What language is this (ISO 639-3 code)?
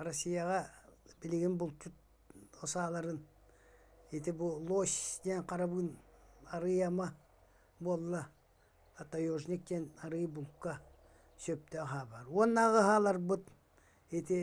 tur